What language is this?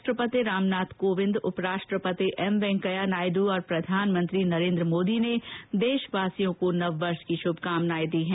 Hindi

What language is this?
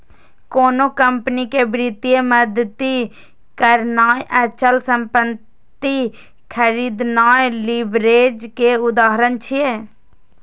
Maithili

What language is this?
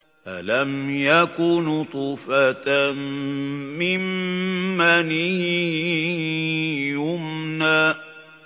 Arabic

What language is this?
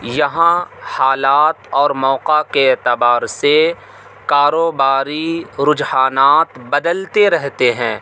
Urdu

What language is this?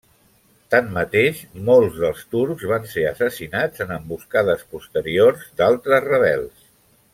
Catalan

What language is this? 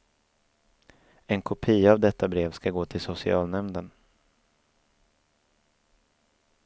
Swedish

